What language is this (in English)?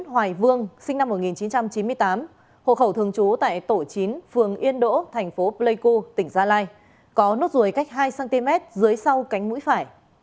Vietnamese